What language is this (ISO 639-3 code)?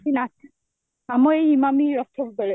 ori